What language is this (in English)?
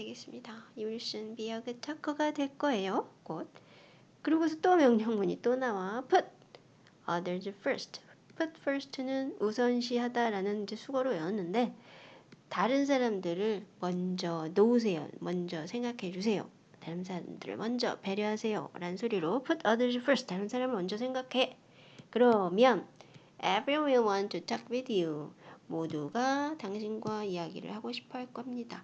Korean